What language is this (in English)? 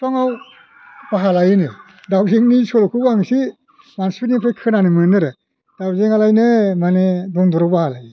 Bodo